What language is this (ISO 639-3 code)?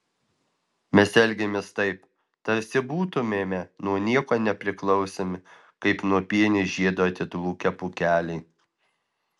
lit